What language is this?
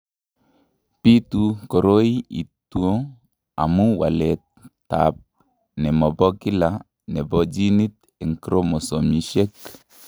Kalenjin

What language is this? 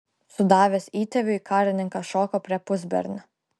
Lithuanian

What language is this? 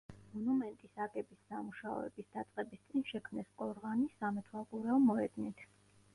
Georgian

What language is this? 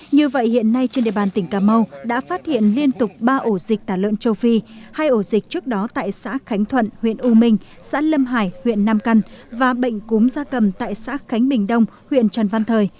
Vietnamese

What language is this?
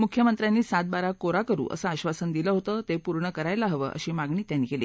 Marathi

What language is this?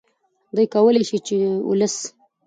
Pashto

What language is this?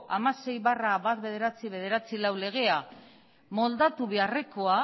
Basque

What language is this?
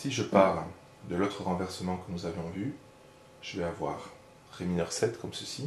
French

